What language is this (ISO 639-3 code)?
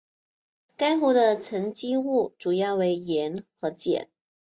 zho